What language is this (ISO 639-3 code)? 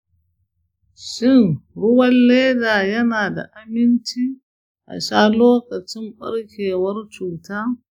hau